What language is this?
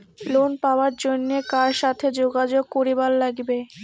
Bangla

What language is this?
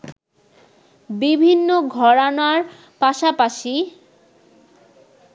Bangla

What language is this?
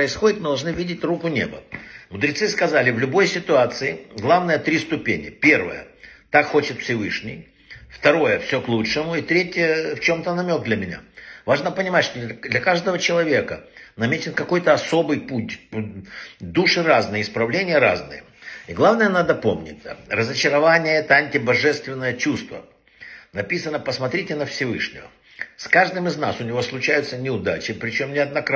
Russian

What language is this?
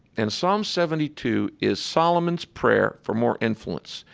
English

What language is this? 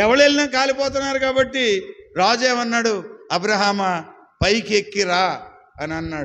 Hindi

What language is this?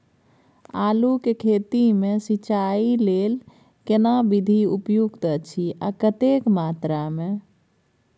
Maithili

